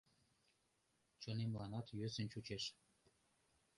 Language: Mari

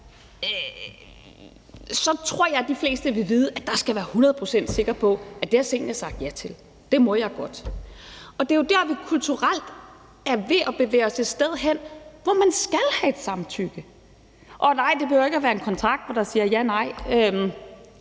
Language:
Danish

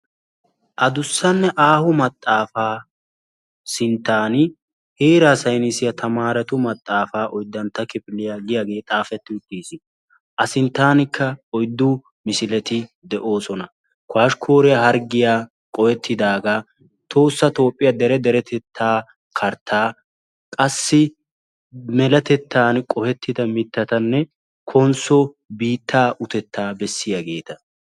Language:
Wolaytta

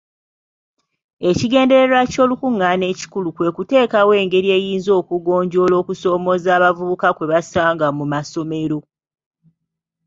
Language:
Ganda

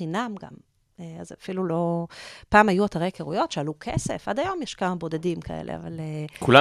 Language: Hebrew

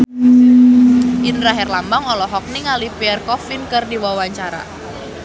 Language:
Sundanese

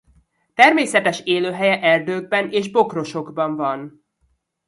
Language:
Hungarian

